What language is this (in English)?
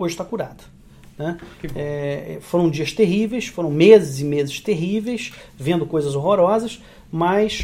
Portuguese